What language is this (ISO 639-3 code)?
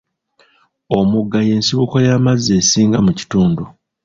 lug